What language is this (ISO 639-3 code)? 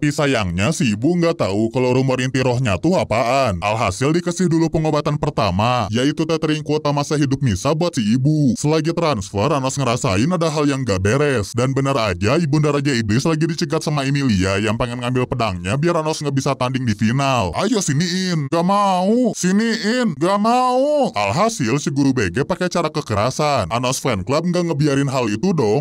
ind